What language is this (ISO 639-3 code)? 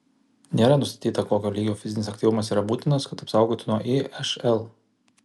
lit